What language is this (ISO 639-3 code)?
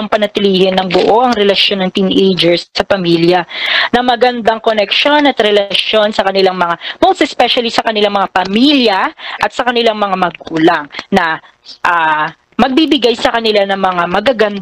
fil